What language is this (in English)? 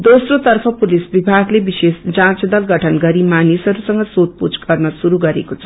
Nepali